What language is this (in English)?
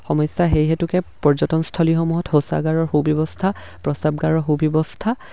Assamese